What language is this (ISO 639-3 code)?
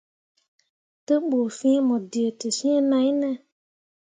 mua